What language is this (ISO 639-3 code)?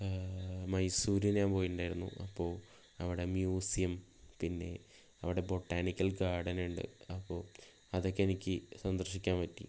mal